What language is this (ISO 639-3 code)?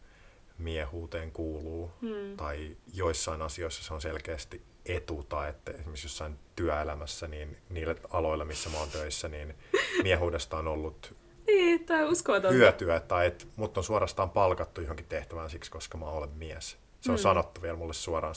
fin